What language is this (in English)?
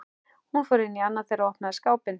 Icelandic